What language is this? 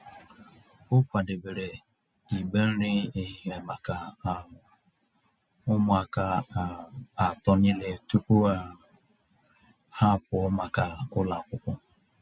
Igbo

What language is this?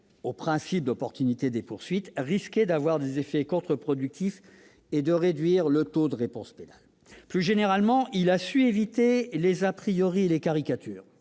French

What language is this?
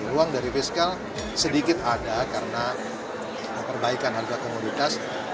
Indonesian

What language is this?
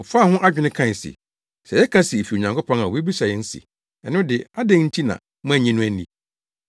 Akan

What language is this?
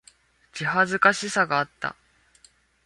Japanese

